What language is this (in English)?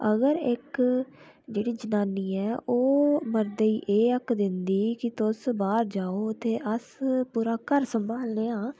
Dogri